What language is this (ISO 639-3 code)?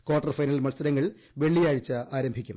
mal